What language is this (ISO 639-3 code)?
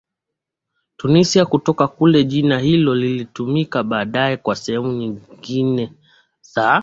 swa